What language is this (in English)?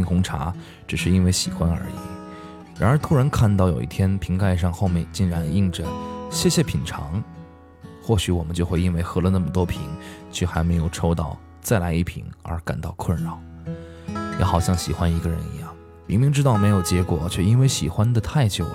Chinese